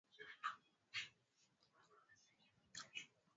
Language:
Swahili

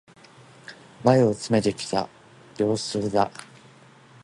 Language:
Japanese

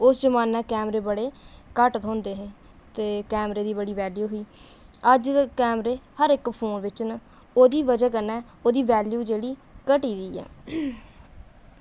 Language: Dogri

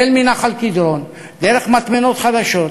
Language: Hebrew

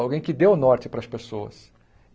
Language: Portuguese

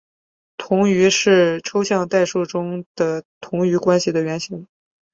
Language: Chinese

